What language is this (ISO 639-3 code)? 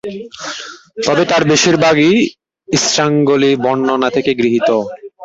ben